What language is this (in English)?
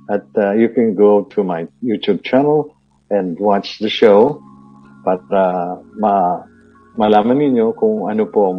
Filipino